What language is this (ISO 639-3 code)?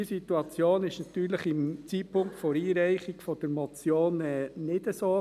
gsw